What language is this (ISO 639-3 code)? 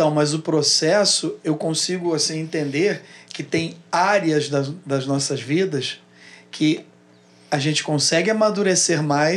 por